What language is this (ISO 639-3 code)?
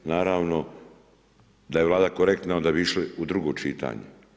hrv